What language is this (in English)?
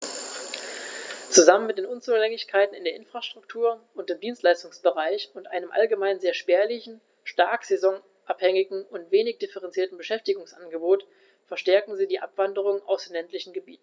German